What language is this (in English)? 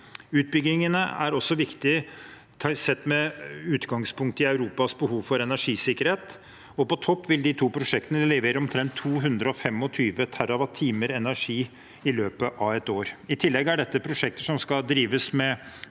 Norwegian